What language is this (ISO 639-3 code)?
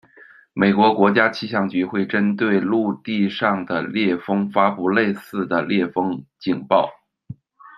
zho